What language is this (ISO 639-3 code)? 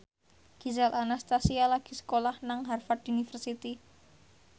jav